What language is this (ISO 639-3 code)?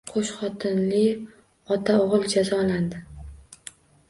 uzb